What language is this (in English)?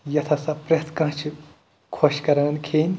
Kashmiri